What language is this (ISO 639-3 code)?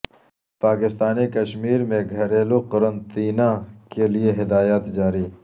urd